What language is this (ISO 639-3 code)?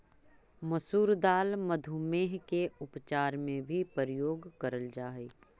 mag